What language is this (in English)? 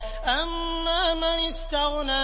Arabic